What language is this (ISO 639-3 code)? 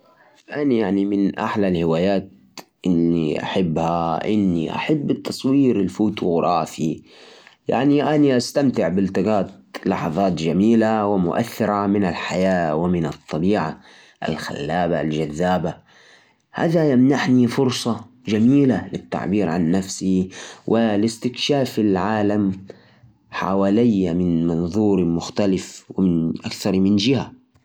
ars